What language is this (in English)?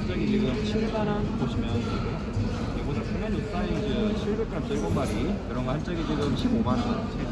Korean